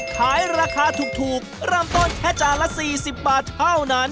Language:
Thai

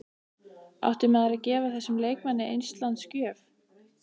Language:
Icelandic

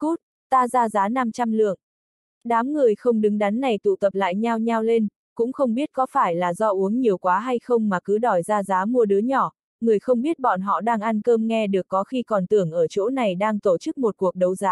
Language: Vietnamese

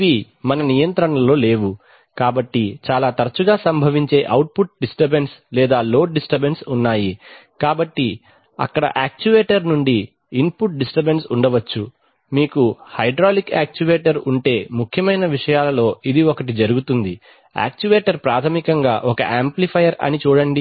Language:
Telugu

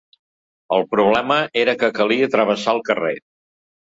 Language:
Catalan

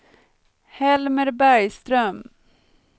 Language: Swedish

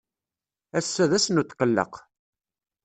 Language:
Kabyle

